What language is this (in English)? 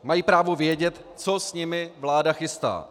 Czech